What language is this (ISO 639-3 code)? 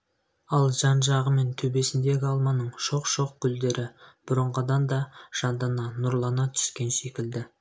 kaz